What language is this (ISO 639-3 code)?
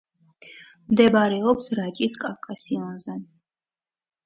kat